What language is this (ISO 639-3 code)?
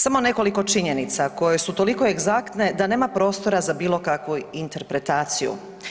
hrv